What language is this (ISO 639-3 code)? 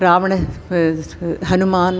san